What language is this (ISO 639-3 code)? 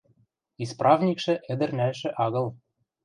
mrj